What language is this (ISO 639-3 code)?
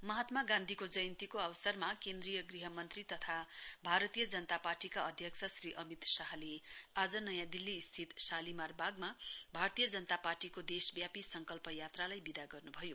nep